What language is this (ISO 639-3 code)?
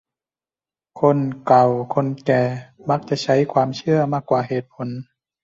tha